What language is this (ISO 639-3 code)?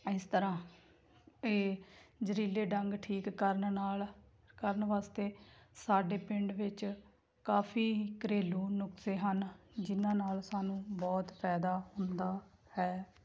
pan